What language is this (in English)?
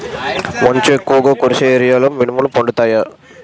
Telugu